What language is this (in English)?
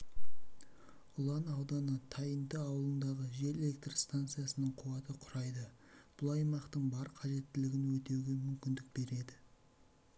Kazakh